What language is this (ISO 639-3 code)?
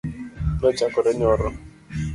luo